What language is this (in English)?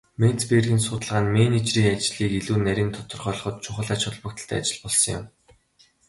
Mongolian